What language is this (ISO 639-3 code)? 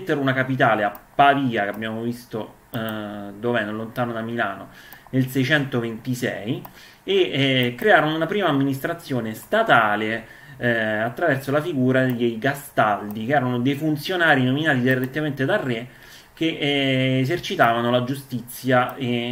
ita